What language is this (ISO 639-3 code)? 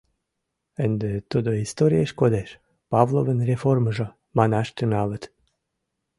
chm